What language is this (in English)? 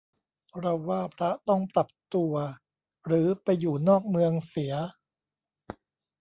Thai